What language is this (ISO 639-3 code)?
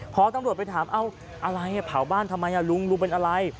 tha